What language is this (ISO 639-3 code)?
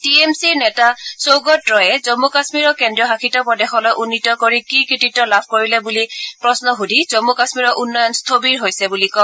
asm